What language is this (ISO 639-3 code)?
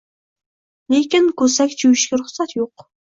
uzb